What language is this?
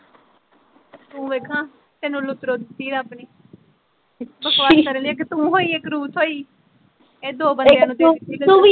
Punjabi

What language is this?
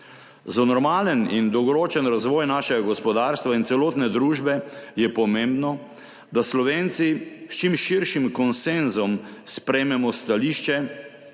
Slovenian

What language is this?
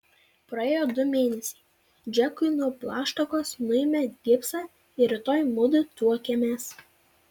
Lithuanian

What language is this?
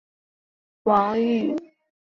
Chinese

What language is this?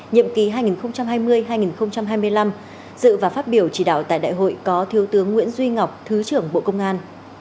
Vietnamese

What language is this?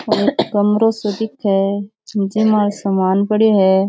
Rajasthani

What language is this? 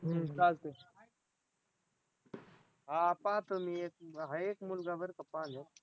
Marathi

